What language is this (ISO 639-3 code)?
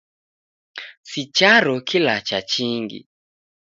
dav